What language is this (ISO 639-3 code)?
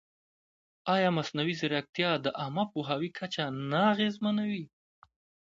pus